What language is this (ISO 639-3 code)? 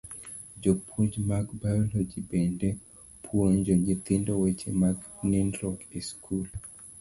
luo